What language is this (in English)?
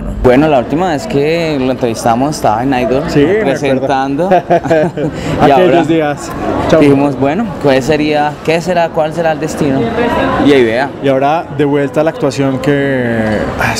Spanish